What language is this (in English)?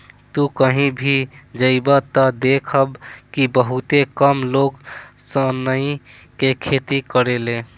Bhojpuri